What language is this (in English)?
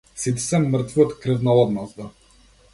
Macedonian